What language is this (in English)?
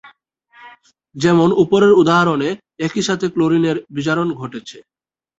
Bangla